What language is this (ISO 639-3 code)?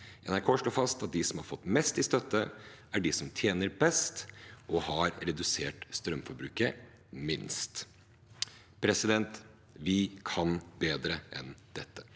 nor